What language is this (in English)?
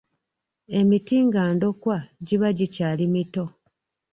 Ganda